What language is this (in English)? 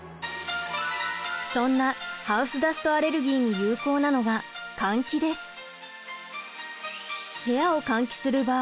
Japanese